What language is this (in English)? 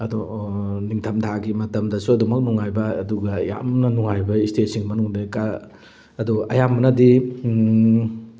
Manipuri